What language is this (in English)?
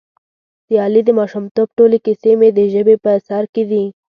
Pashto